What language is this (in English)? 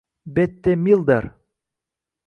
Uzbek